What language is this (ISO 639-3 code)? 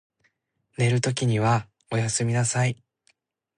jpn